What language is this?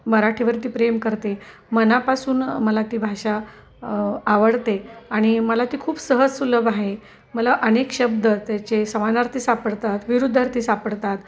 Marathi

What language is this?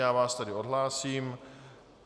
Czech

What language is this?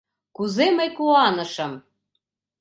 Mari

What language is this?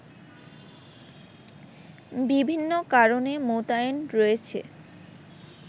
Bangla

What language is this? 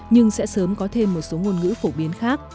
Vietnamese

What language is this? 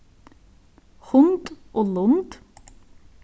Faroese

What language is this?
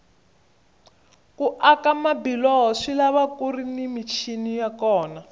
Tsonga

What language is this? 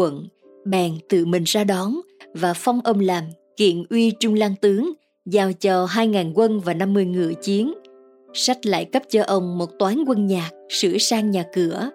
Vietnamese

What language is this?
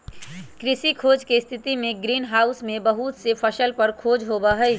Magahi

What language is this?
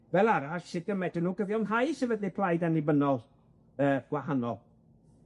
Welsh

